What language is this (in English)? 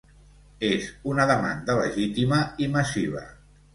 Catalan